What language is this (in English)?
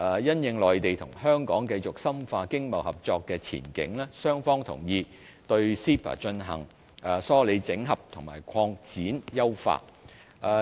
Cantonese